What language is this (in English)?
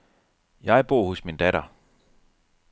Danish